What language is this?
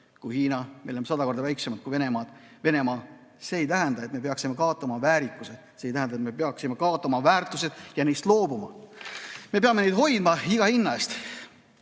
Estonian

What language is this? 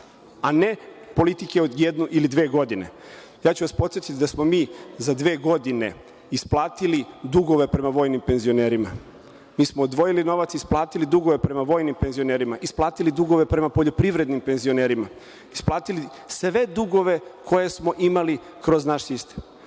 Serbian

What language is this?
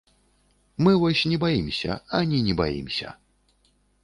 Belarusian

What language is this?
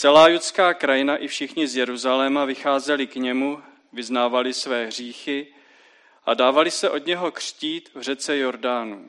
Czech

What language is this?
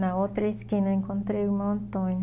Portuguese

